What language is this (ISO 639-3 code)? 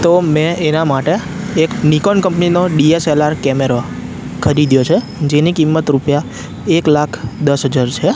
guj